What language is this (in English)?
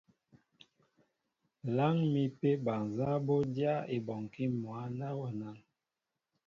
Mbo (Cameroon)